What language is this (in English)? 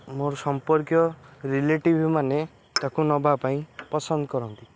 Odia